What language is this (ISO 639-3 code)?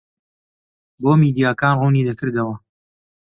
ckb